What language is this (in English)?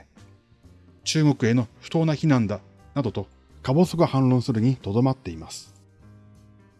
Japanese